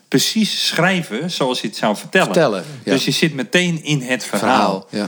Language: Dutch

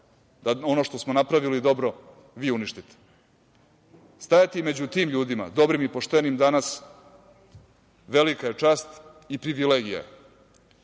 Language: Serbian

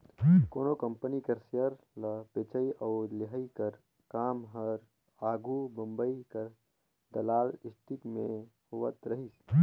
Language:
Chhattisgarhi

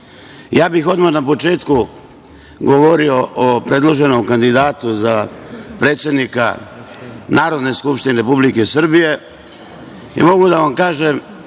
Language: Serbian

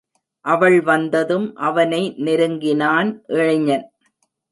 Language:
Tamil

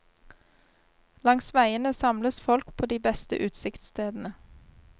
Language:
Norwegian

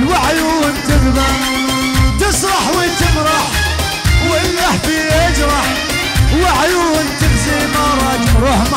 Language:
Arabic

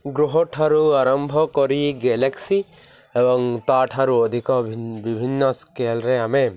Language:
Odia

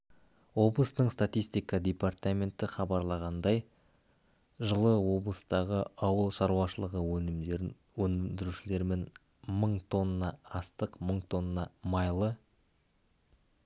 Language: Kazakh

